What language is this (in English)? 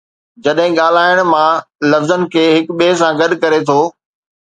Sindhi